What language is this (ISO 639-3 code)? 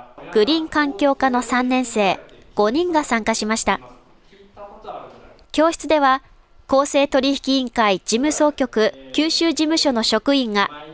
jpn